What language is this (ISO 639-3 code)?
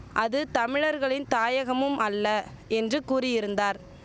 tam